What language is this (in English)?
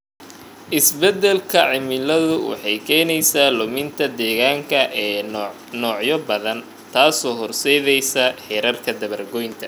Somali